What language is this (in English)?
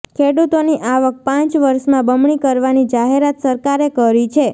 Gujarati